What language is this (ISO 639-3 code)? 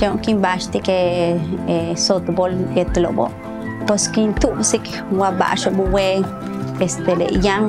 ron